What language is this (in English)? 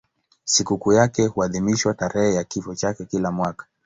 Swahili